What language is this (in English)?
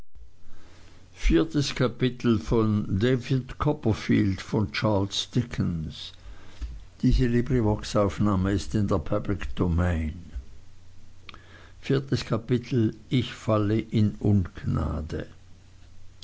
German